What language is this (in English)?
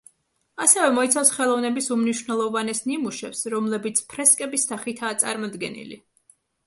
Georgian